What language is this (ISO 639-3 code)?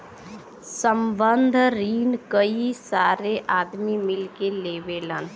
bho